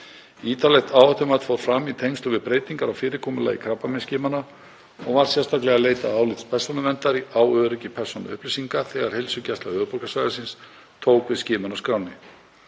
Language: Icelandic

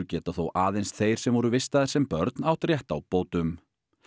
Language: Icelandic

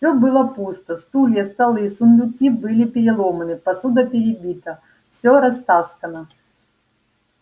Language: Russian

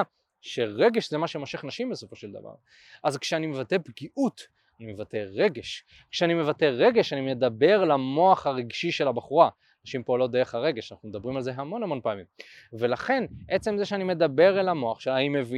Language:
Hebrew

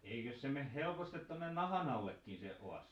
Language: Finnish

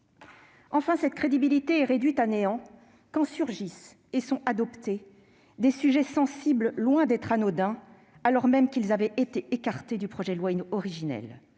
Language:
French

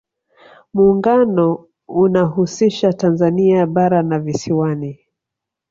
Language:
Swahili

